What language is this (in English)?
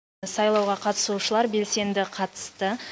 Kazakh